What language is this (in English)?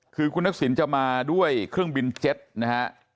Thai